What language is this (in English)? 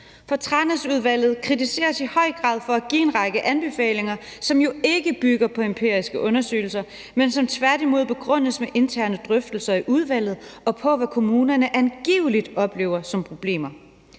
Danish